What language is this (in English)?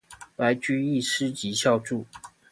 Chinese